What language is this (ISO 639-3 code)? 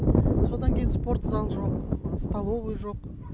kaz